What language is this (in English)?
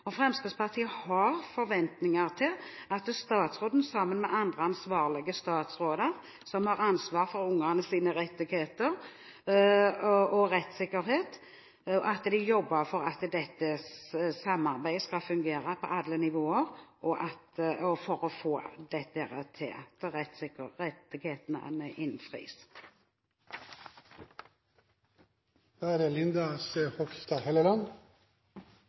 Norwegian Bokmål